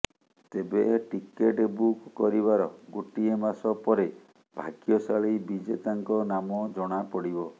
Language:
Odia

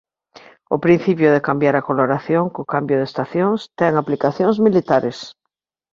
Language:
Galician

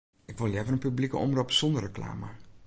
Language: Western Frisian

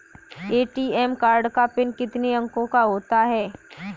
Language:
Hindi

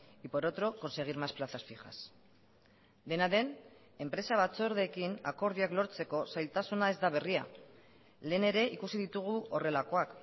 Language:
Basque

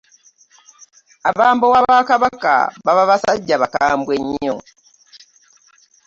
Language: Ganda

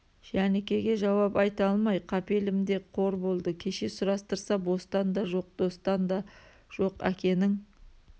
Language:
Kazakh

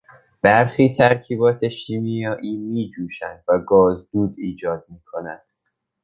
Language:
Persian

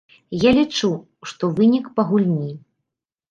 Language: Belarusian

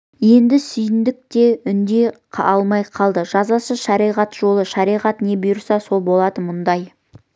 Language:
Kazakh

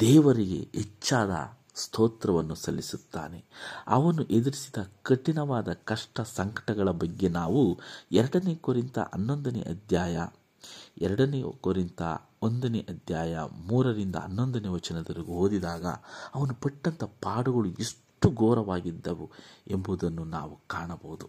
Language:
Kannada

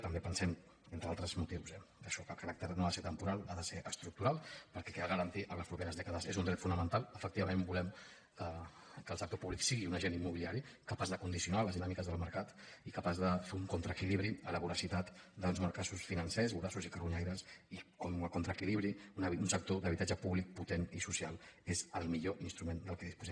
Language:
Catalan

